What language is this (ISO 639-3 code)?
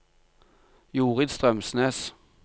nor